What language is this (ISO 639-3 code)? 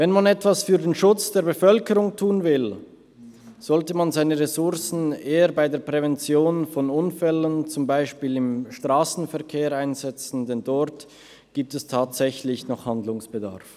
gsw